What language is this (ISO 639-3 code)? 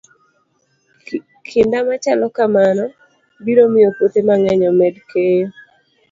luo